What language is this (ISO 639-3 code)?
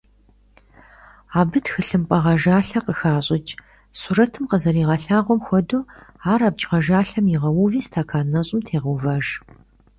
kbd